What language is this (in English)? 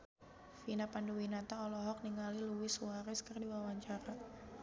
Sundanese